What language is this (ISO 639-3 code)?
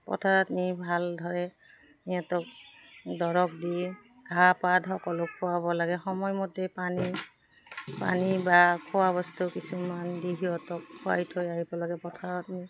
asm